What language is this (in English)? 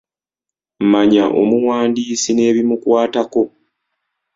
Ganda